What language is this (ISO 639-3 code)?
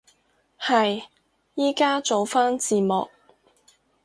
yue